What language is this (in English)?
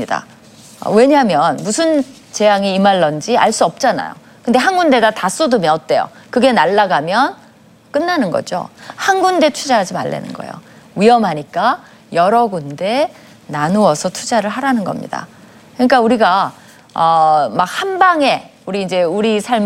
Korean